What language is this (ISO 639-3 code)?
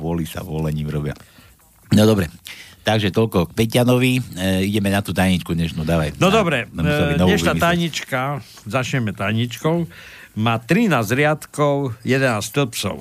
slk